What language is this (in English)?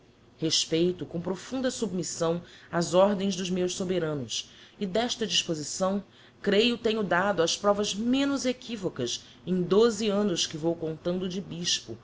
Portuguese